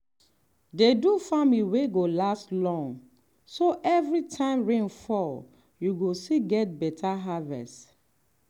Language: Nigerian Pidgin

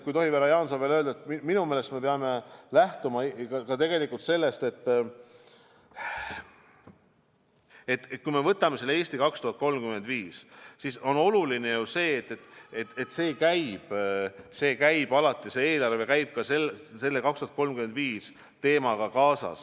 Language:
Estonian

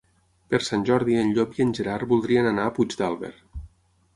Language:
Catalan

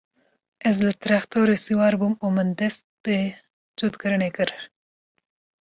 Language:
Kurdish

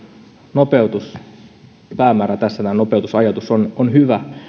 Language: Finnish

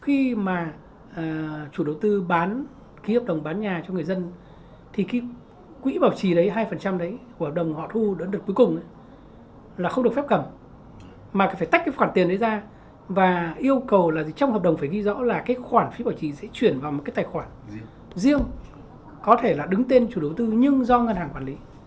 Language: Vietnamese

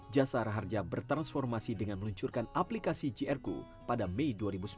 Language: Indonesian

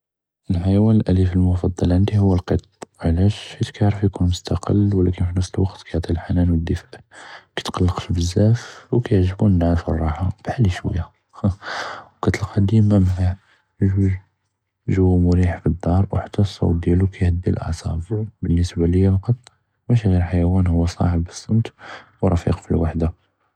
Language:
Judeo-Arabic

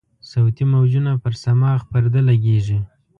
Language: Pashto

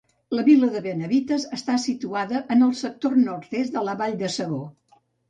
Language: Catalan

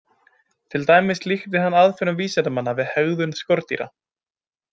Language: Icelandic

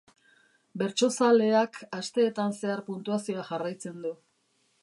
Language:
Basque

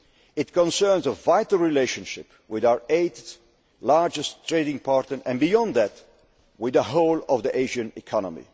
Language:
English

